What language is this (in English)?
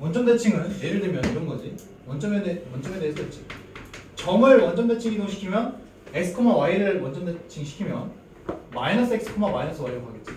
Korean